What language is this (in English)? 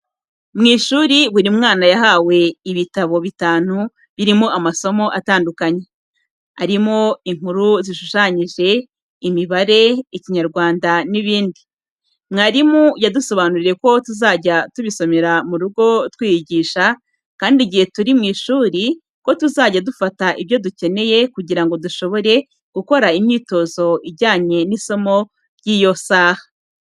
Kinyarwanda